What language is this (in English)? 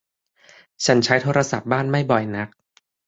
Thai